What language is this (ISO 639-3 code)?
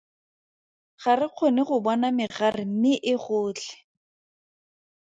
tsn